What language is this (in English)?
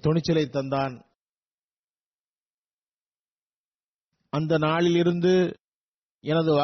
Tamil